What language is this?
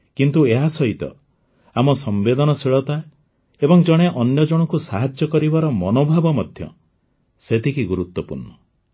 Odia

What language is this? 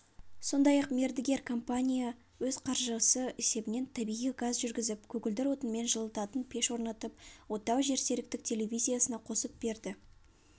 Kazakh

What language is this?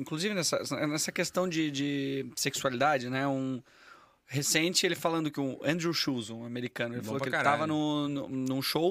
Portuguese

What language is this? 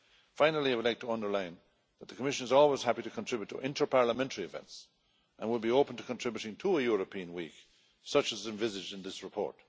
English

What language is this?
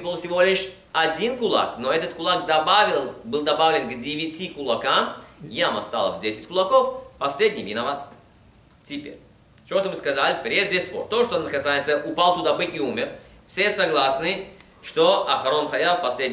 Russian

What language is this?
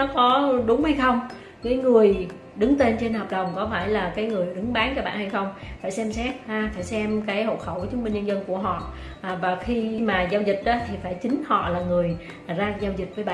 Vietnamese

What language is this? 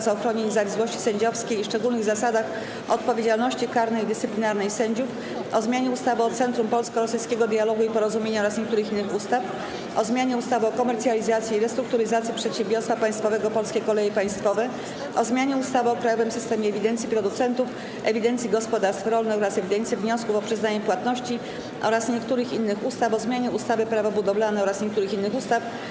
Polish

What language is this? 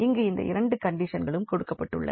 Tamil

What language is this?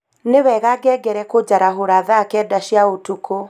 Kikuyu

